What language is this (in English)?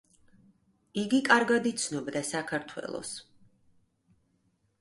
Georgian